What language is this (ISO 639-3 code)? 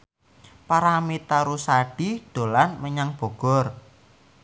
jav